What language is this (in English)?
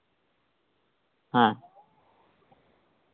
Santali